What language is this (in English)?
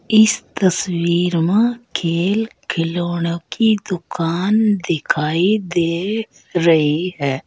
Hindi